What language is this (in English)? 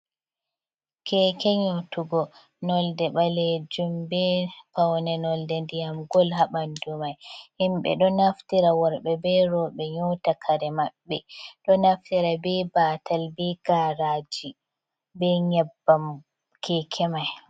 Fula